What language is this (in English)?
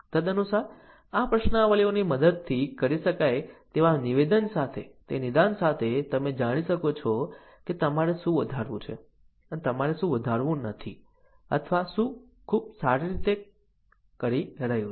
Gujarati